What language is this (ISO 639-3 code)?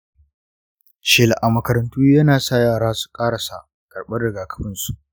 hau